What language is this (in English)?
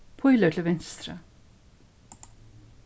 Faroese